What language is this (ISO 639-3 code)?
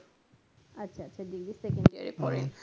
ben